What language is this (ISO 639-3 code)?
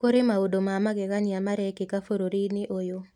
kik